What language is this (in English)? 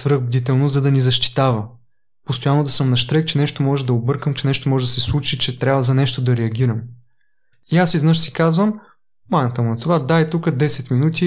Bulgarian